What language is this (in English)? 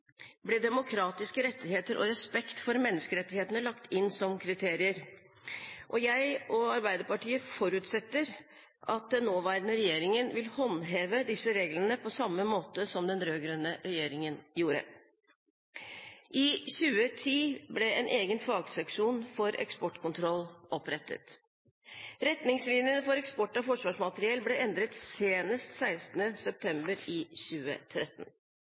Norwegian Bokmål